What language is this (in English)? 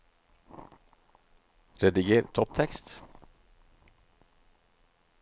Norwegian